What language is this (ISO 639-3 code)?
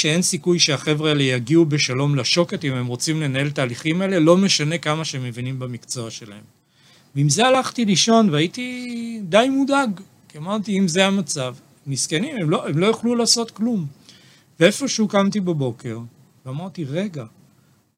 heb